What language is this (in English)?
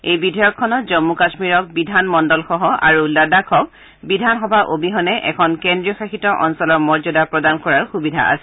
Assamese